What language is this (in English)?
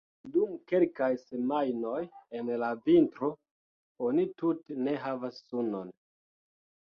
Esperanto